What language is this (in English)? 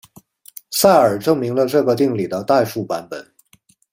Chinese